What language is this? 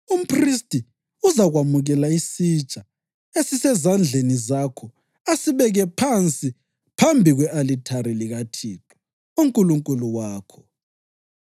North Ndebele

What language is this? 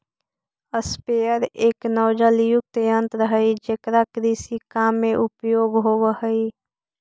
Magahi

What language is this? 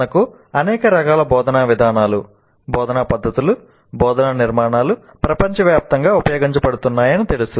Telugu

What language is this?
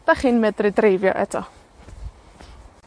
Welsh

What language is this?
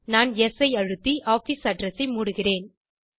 Tamil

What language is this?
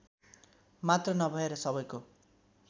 Nepali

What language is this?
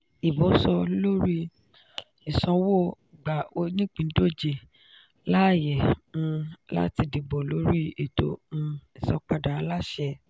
Yoruba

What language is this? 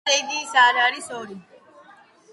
Georgian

